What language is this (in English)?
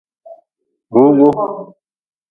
Nawdm